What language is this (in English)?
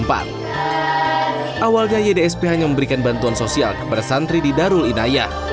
Indonesian